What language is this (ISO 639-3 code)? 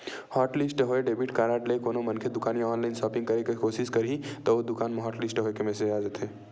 hne